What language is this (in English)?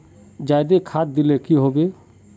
Magahi